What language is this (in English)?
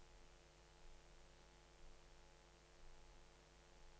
Norwegian